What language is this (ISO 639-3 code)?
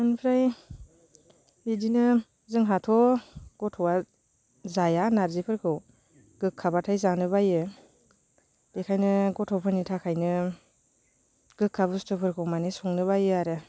brx